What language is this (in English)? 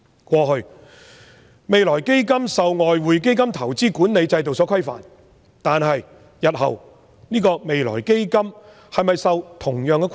Cantonese